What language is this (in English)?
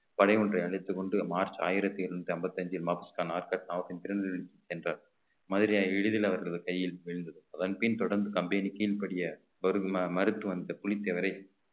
Tamil